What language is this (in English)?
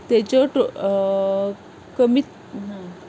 Konkani